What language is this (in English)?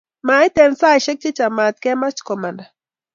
Kalenjin